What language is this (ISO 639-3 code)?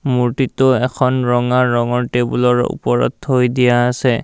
asm